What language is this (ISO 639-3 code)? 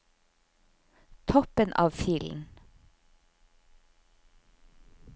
nor